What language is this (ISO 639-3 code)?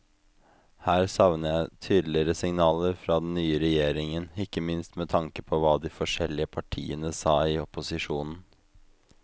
nor